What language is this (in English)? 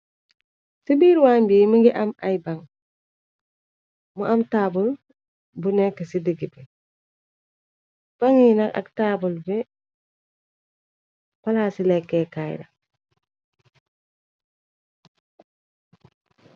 Wolof